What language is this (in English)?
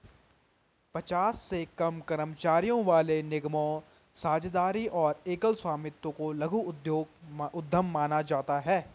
Hindi